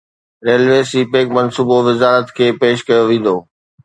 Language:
Sindhi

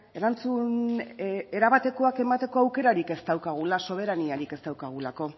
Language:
Basque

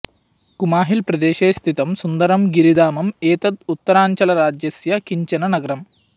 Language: Sanskrit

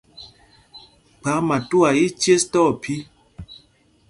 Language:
Mpumpong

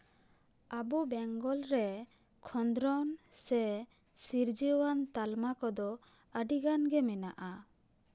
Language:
Santali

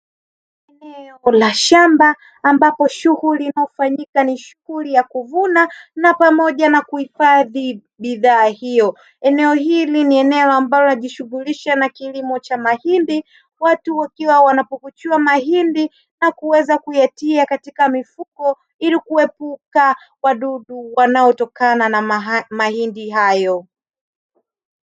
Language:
Swahili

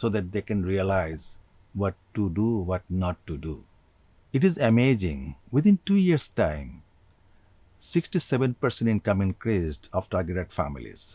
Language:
English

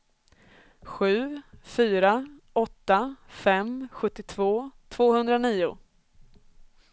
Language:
Swedish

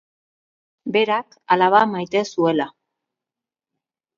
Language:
Basque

